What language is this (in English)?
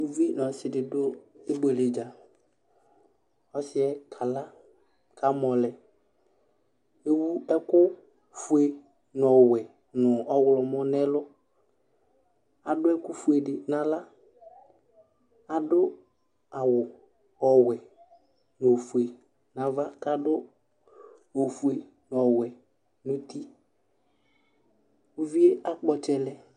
Ikposo